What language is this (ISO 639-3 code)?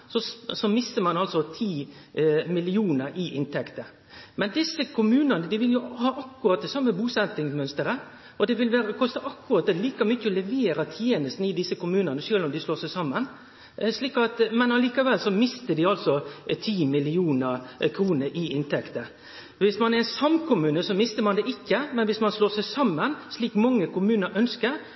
nno